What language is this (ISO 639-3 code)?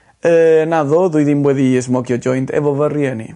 cym